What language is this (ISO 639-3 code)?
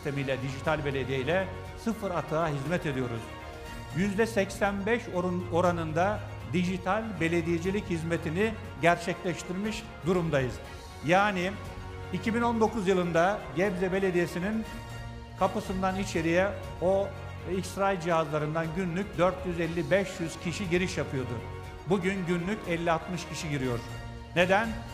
tur